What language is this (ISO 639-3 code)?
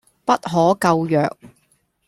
yue